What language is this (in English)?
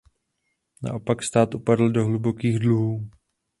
Czech